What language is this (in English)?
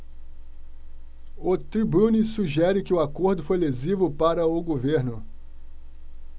Portuguese